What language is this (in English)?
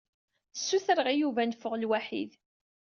Kabyle